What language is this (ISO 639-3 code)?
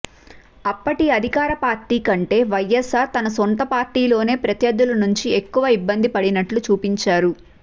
tel